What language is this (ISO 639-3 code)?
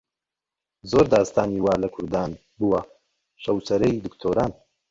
ckb